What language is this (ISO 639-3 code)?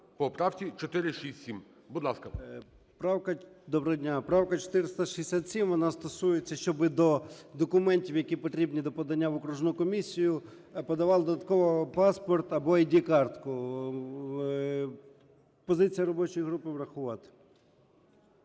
ukr